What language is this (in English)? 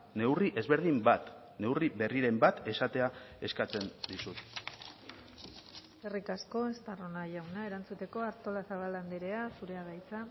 Basque